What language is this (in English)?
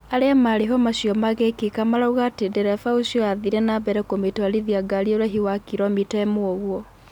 Kikuyu